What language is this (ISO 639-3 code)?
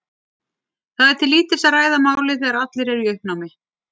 isl